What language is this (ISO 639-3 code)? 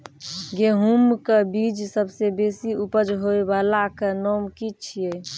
mai